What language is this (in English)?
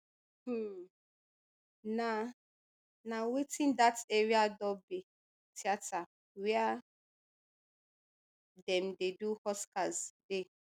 Nigerian Pidgin